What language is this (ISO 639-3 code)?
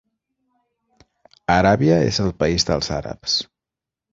cat